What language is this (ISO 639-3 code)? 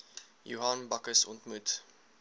afr